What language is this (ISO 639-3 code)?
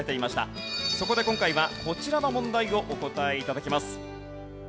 jpn